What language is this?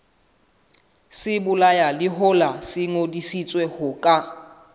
Southern Sotho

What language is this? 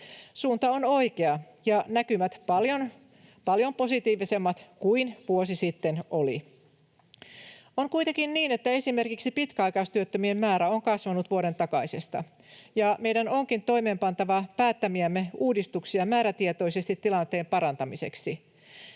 Finnish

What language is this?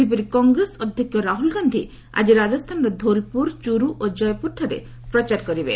Odia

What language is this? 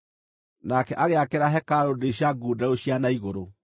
Kikuyu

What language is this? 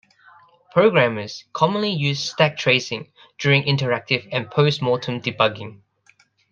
English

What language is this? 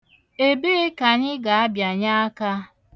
Igbo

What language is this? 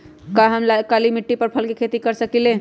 Magahi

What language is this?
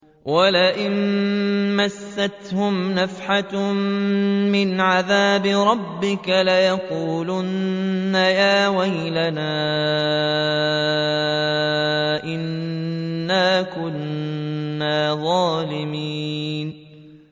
Arabic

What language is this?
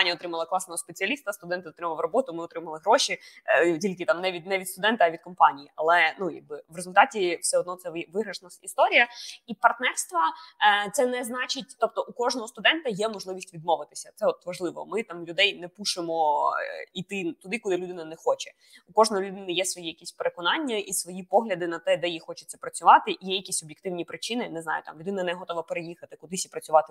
Ukrainian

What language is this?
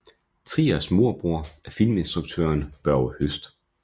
Danish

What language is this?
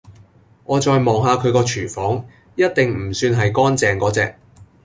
Cantonese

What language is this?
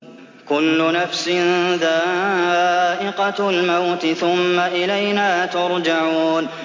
Arabic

